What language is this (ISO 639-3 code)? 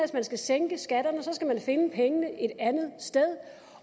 dan